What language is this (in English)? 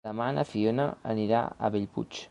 Catalan